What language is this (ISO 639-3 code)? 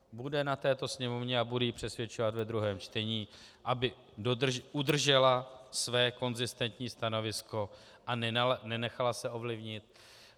ces